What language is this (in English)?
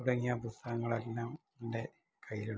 Malayalam